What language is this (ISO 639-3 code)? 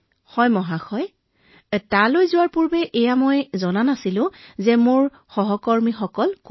asm